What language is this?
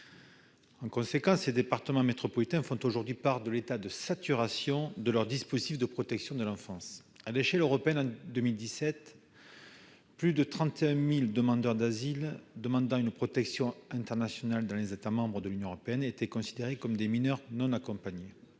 French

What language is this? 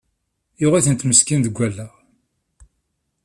Kabyle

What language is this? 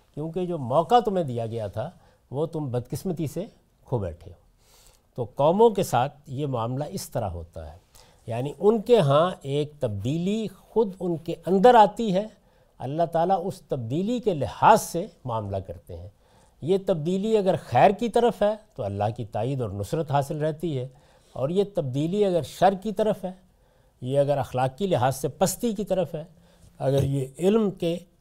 Urdu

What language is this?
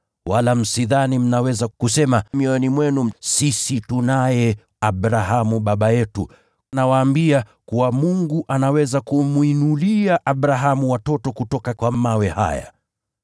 Swahili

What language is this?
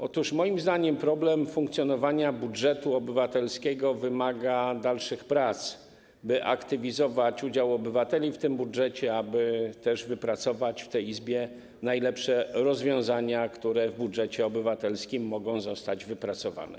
Polish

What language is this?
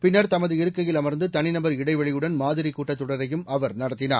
Tamil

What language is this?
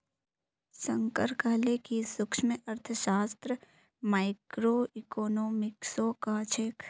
Magahi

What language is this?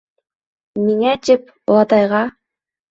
Bashkir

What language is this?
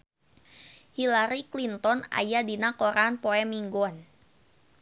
Sundanese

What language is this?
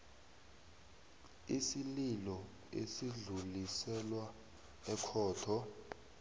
South Ndebele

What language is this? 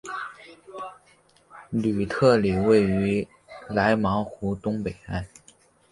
Chinese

